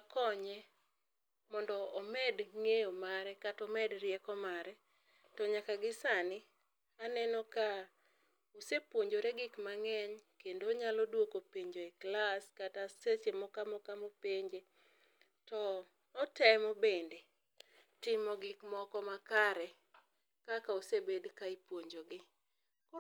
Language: Luo (Kenya and Tanzania)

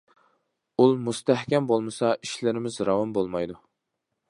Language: Uyghur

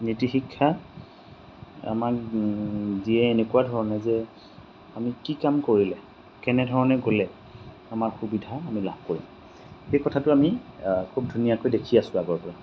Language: Assamese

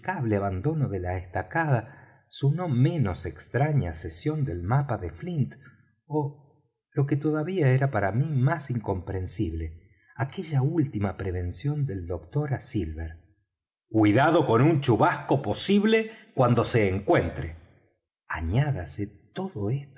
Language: Spanish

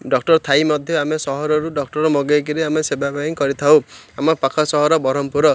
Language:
Odia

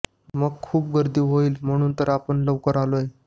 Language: Marathi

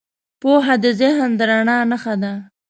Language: Pashto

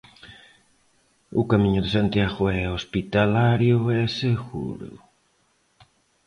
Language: Galician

